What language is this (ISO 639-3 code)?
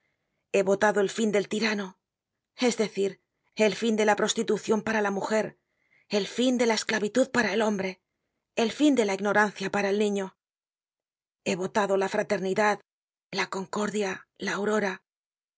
spa